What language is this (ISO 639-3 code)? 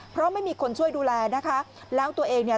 tha